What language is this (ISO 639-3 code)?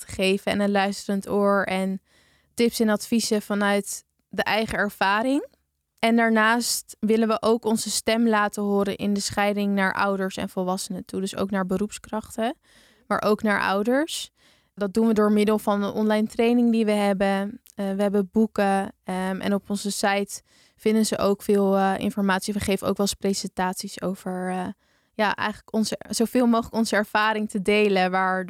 nld